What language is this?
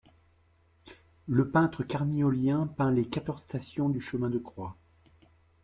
French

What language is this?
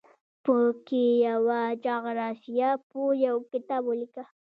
Pashto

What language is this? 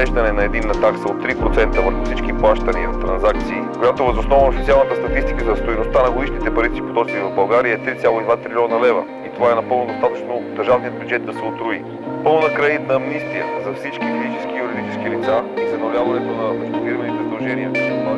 Bulgarian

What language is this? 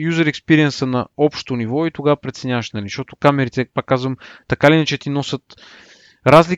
Bulgarian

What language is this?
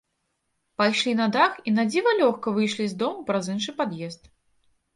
Belarusian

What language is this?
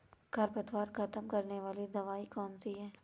Hindi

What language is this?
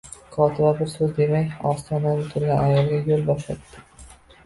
Uzbek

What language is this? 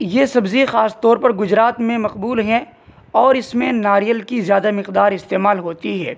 Urdu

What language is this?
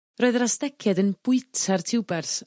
Welsh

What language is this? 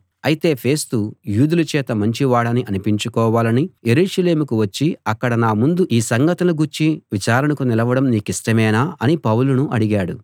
Telugu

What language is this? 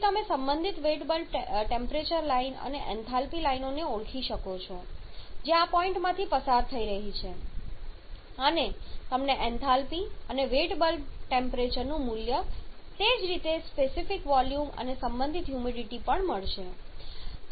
Gujarati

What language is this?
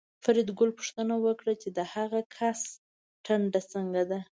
Pashto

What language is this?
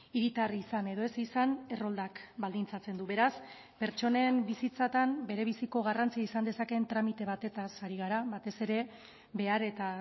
Basque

